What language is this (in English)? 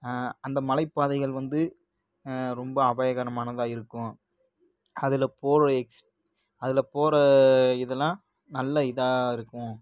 Tamil